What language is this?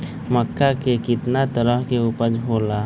Magahi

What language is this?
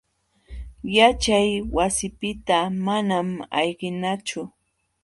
Jauja Wanca Quechua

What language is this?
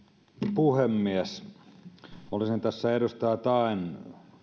Finnish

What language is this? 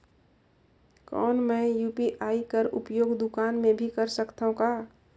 Chhattisgarhi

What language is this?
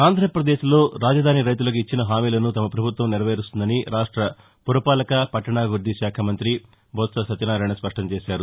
Telugu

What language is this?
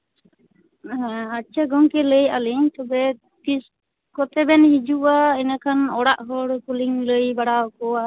Santali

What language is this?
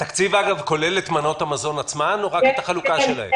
Hebrew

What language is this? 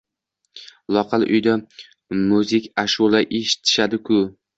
Uzbek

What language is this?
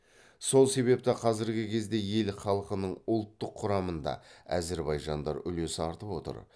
Kazakh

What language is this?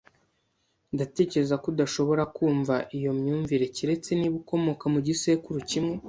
Kinyarwanda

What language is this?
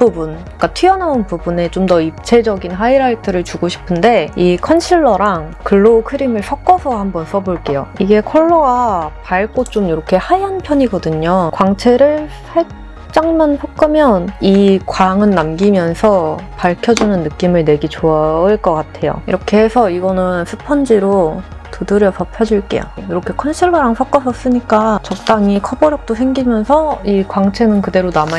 Korean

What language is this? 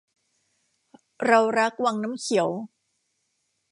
Thai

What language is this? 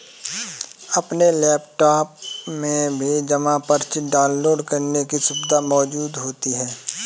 Hindi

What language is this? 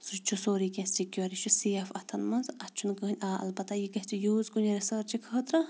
Kashmiri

